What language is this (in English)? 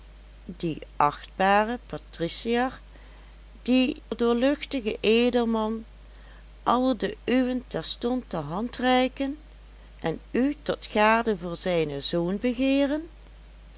Dutch